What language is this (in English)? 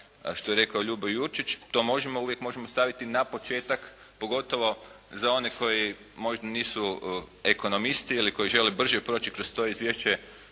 Croatian